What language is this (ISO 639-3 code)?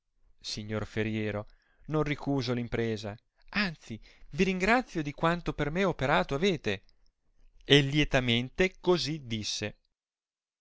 ita